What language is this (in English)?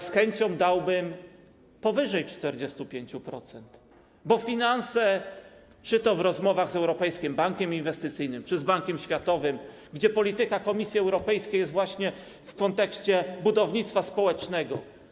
Polish